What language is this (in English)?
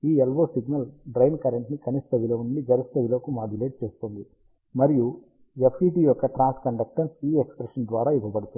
Telugu